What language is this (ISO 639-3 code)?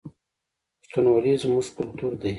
pus